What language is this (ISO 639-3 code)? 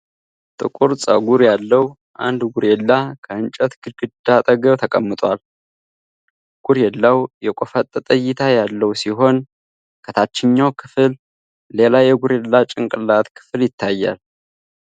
amh